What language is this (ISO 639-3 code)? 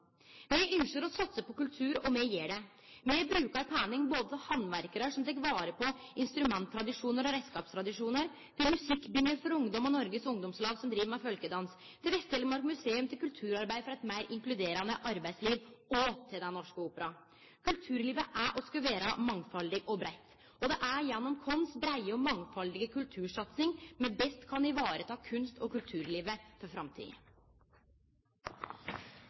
nno